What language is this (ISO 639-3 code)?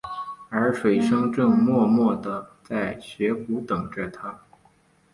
zho